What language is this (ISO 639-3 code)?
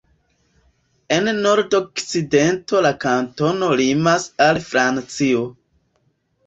epo